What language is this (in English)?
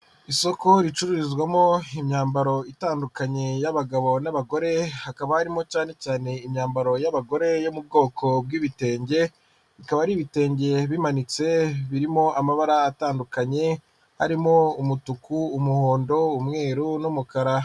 Kinyarwanda